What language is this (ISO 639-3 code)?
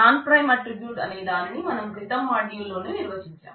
tel